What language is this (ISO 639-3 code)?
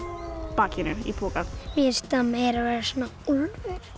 isl